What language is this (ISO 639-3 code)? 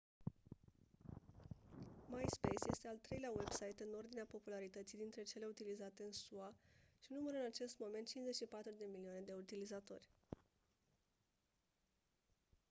ron